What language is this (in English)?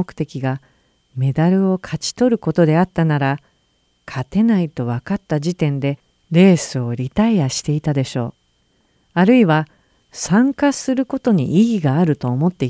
Japanese